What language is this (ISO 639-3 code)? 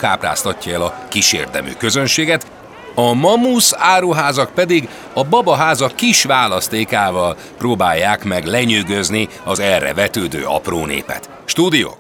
hun